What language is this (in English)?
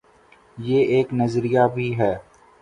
Urdu